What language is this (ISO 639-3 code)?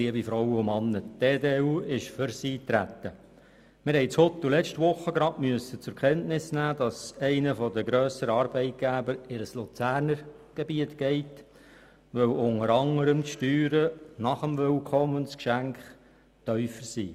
gsw